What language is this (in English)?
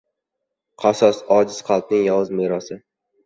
Uzbek